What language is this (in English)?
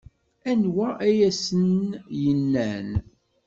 Kabyle